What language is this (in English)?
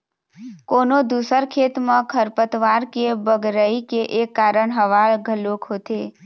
Chhattisgarhi